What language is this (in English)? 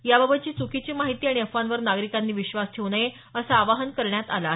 Marathi